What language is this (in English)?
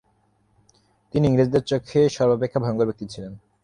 Bangla